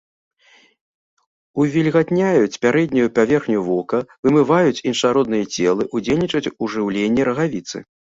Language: Belarusian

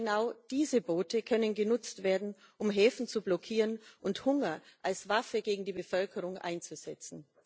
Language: German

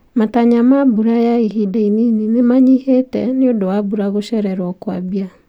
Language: Kikuyu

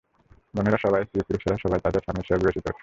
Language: Bangla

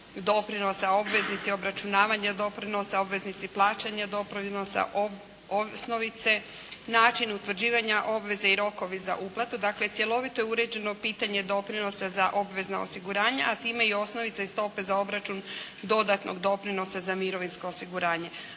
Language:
Croatian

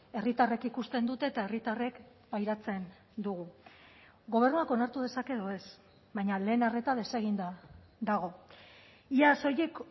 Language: Basque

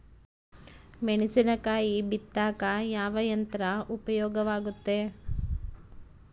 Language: Kannada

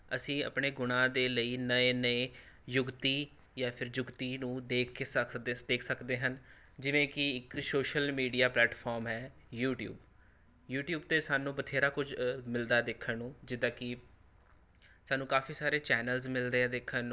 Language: Punjabi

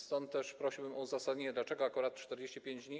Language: Polish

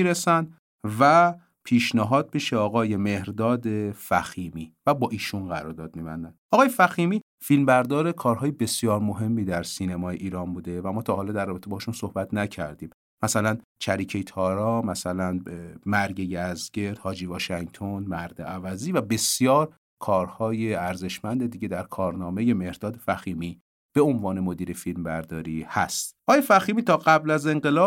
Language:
Persian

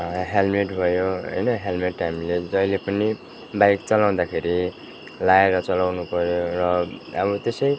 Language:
Nepali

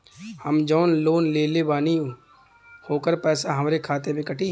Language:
Bhojpuri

